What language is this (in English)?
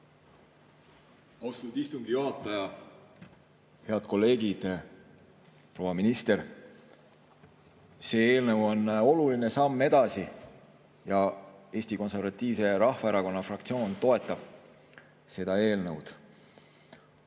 Estonian